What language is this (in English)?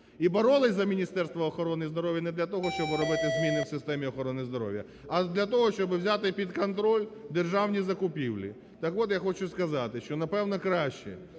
Ukrainian